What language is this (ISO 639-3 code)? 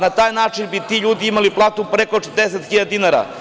srp